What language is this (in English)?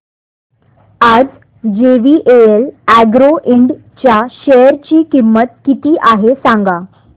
Marathi